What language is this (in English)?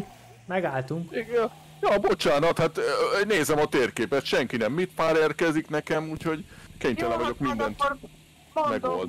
Hungarian